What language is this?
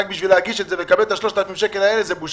Hebrew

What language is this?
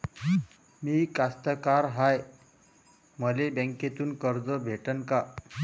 Marathi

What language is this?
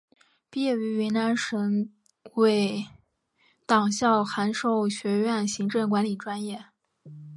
Chinese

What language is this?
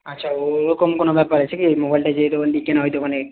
Bangla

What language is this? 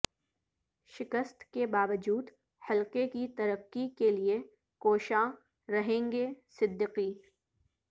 Urdu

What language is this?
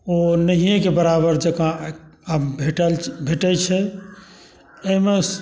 Maithili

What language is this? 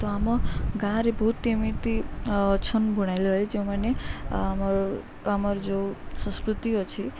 Odia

